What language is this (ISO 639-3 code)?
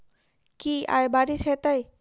mai